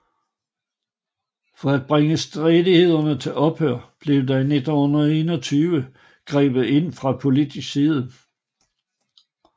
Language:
Danish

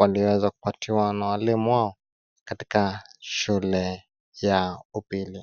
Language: Swahili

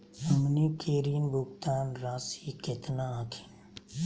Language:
Magahi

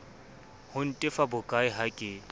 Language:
Southern Sotho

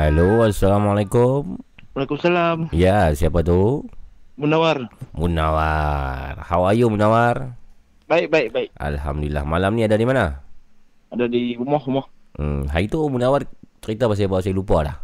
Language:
Malay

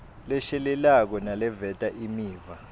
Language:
Swati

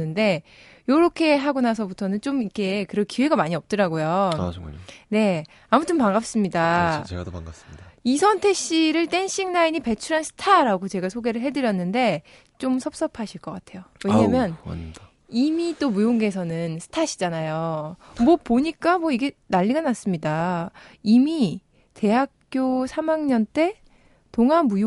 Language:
Korean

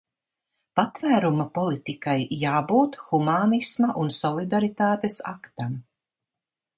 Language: Latvian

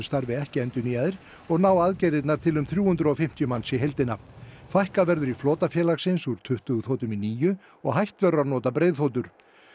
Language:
Icelandic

